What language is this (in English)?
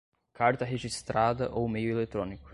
Portuguese